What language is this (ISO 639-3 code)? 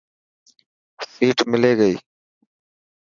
mki